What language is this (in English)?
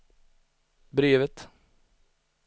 Swedish